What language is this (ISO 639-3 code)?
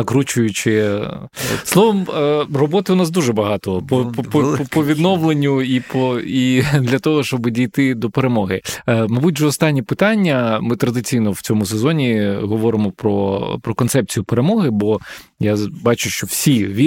ukr